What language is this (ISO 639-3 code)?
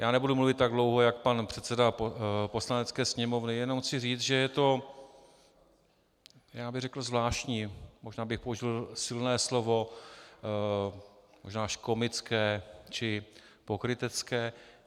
ces